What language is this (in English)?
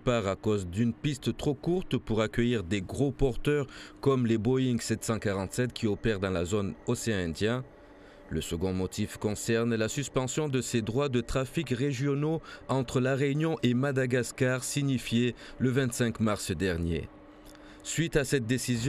French